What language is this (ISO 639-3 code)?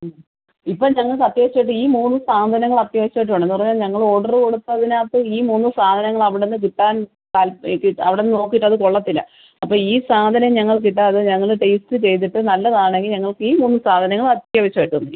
mal